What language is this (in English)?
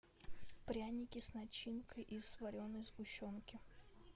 Russian